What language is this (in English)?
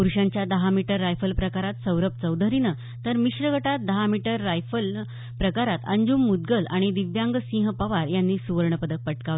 Marathi